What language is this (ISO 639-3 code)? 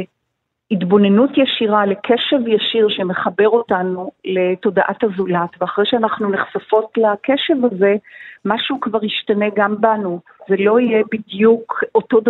heb